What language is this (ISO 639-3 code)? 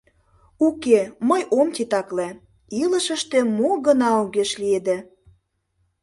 chm